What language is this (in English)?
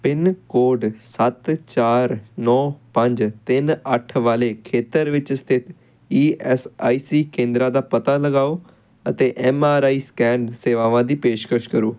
Punjabi